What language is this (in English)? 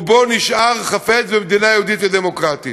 Hebrew